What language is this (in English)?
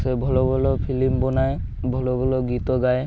Odia